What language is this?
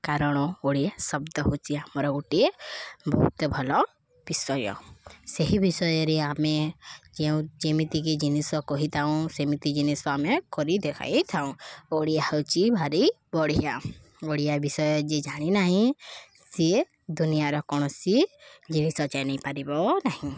Odia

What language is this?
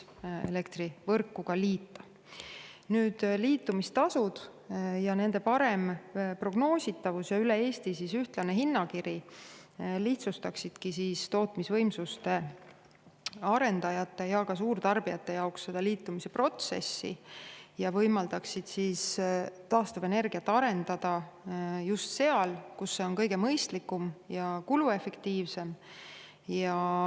Estonian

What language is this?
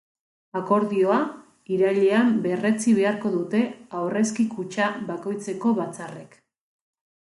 Basque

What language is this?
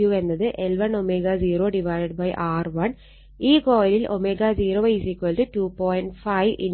Malayalam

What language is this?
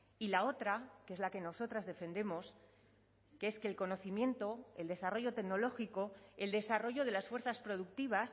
Spanish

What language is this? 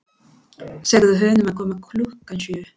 Icelandic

